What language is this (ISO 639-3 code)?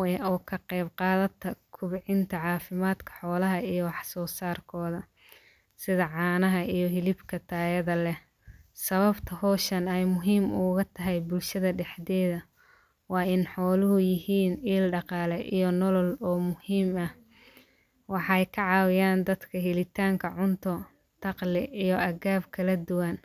som